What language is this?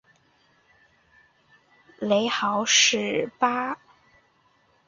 Chinese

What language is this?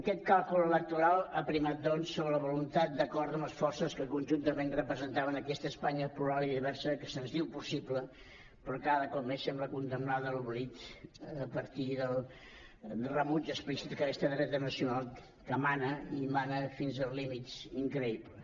Catalan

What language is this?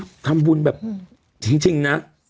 Thai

